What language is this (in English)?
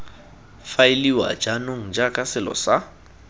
Tswana